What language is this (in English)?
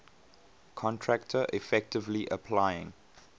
English